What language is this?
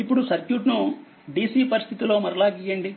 Telugu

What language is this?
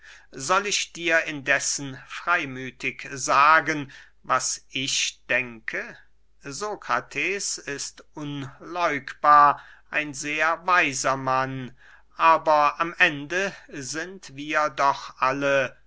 German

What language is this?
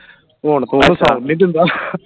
Punjabi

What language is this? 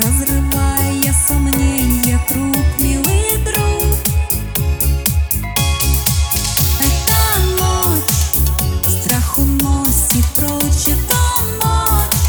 Russian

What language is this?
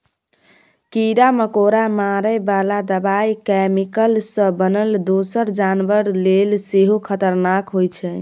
Maithili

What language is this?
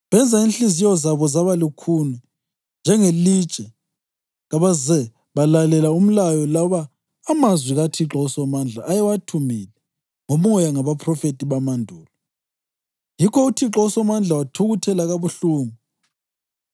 North Ndebele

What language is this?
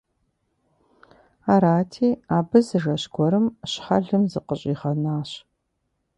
Kabardian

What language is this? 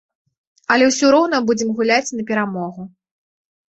Belarusian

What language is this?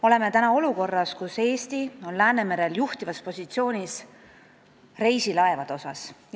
Estonian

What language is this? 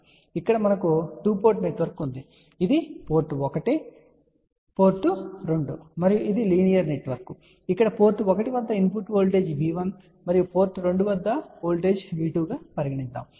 Telugu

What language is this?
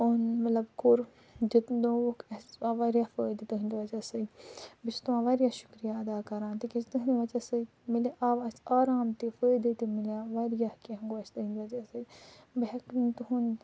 Kashmiri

